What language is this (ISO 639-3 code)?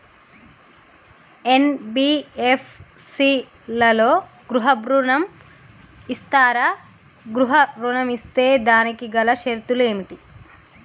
tel